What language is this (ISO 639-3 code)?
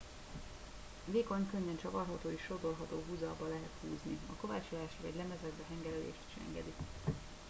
hun